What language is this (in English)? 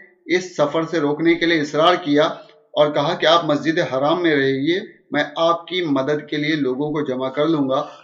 Urdu